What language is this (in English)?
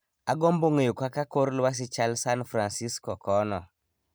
Luo (Kenya and Tanzania)